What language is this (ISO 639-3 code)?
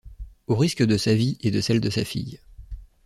fra